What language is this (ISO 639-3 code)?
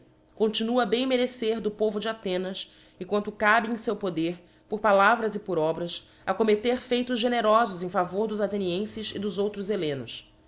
por